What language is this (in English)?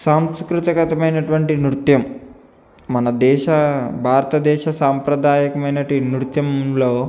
Telugu